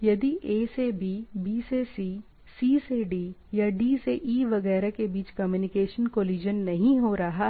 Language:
Hindi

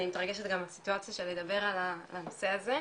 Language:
Hebrew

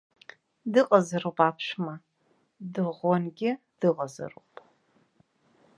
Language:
Abkhazian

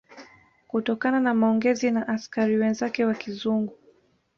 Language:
Swahili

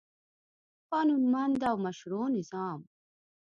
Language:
Pashto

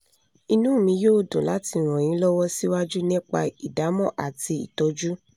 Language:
Yoruba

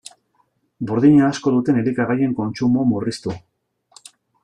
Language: Basque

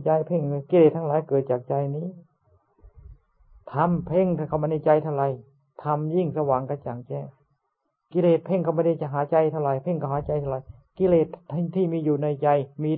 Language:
Thai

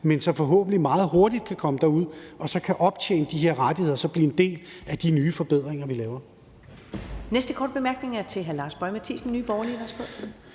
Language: Danish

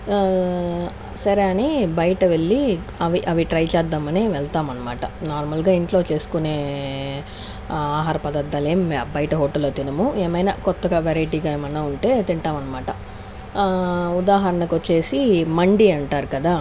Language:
Telugu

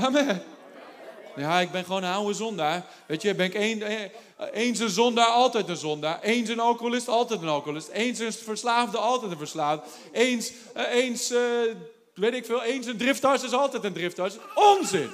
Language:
Dutch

